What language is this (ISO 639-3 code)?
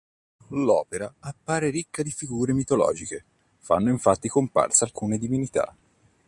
ita